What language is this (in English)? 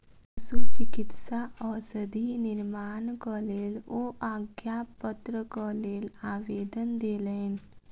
Maithili